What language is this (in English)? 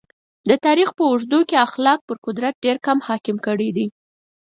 Pashto